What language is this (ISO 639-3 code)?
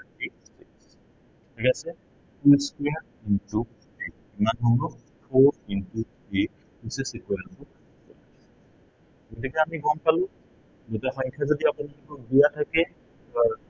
asm